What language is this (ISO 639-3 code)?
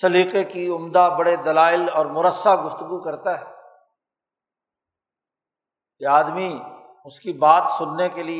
urd